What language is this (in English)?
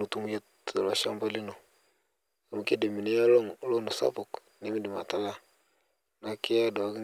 Masai